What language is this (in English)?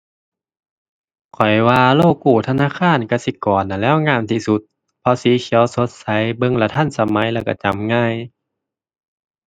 Thai